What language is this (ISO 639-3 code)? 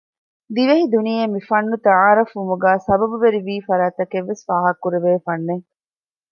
div